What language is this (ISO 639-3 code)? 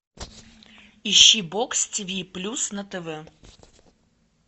rus